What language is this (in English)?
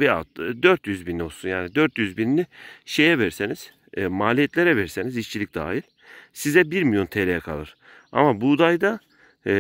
Turkish